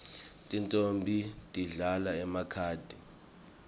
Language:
Swati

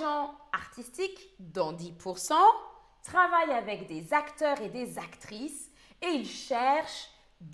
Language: French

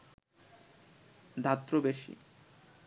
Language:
Bangla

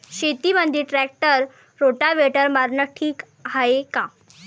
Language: Marathi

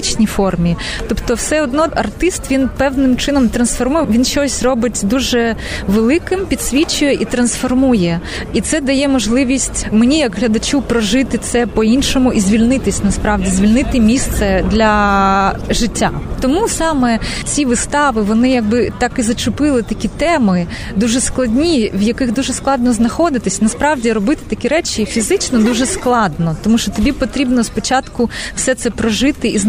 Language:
Ukrainian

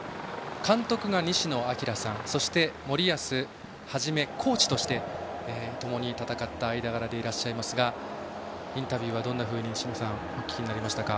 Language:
Japanese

